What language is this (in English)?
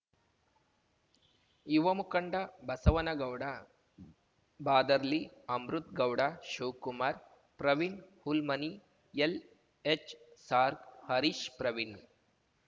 Kannada